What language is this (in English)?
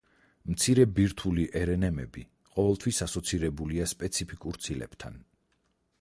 Georgian